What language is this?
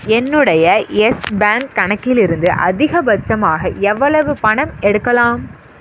Tamil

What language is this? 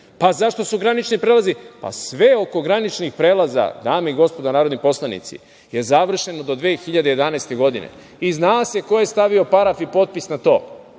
Serbian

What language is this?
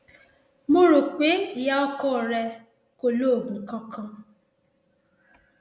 Yoruba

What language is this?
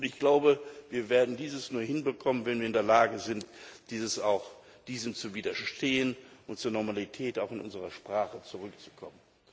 German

